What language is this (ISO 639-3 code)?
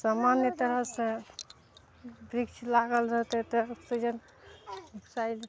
mai